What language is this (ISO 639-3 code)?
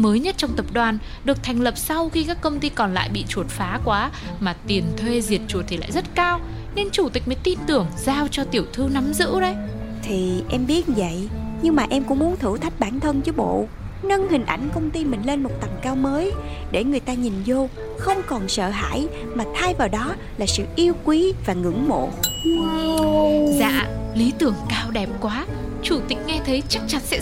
vie